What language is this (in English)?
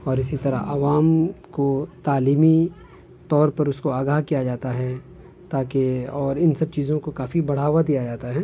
Urdu